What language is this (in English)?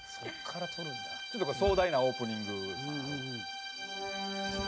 Japanese